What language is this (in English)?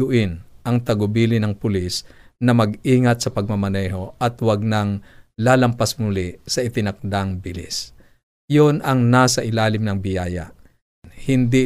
Filipino